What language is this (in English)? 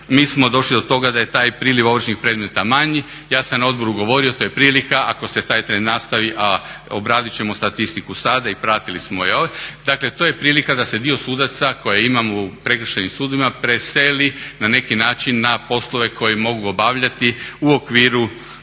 Croatian